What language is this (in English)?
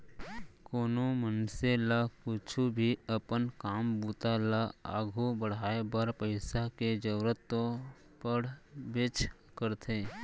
Chhattisgarhi